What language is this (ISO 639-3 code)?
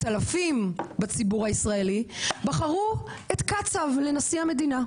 heb